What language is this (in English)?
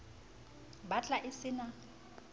Southern Sotho